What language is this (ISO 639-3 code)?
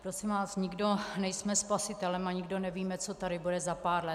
ces